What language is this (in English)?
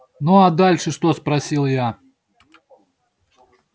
Russian